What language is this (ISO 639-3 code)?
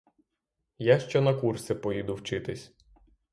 ukr